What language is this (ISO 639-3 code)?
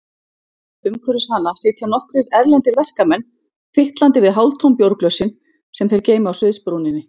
isl